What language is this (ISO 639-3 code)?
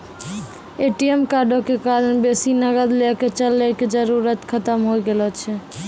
mai